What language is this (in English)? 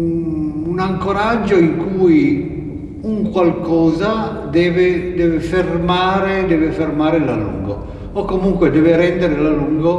Italian